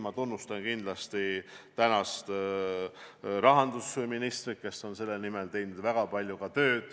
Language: Estonian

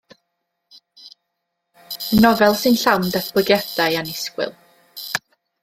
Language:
Welsh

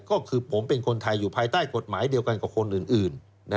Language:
Thai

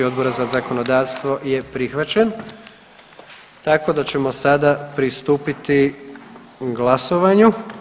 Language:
Croatian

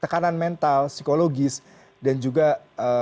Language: Indonesian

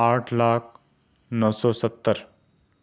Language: Urdu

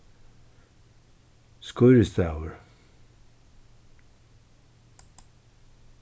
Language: Faroese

